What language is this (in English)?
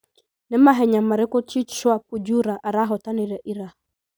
Kikuyu